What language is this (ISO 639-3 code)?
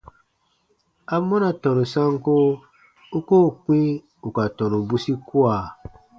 bba